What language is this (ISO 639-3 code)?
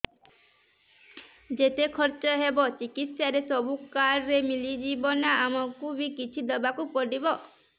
ori